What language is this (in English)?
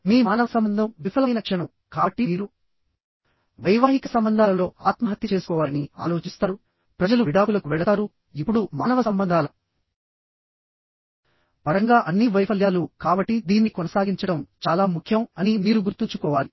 Telugu